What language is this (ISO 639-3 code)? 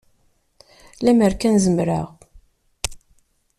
kab